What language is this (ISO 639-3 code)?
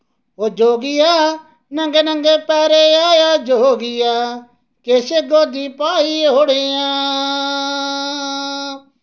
doi